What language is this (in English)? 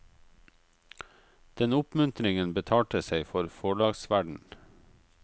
Norwegian